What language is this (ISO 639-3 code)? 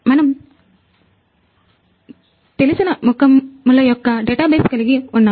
tel